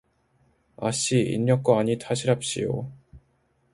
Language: Korean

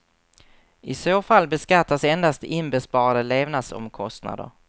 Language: Swedish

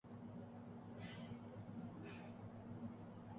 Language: Urdu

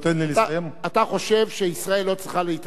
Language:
Hebrew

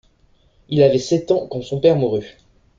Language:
French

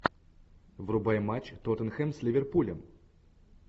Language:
Russian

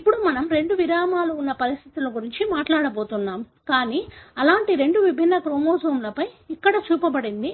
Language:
Telugu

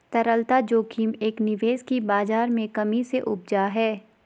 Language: Hindi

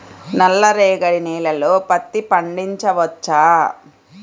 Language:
Telugu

